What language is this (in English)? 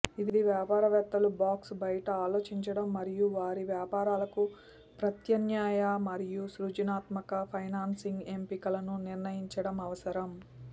Telugu